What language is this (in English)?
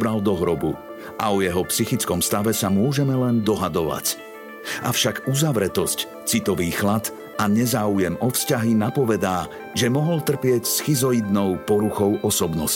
Slovak